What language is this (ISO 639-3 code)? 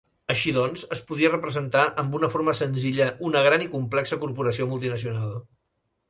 cat